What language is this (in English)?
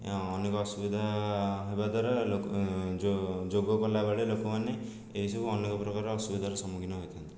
Odia